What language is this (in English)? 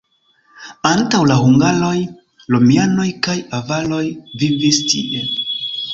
Esperanto